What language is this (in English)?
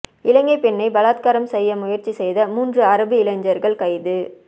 Tamil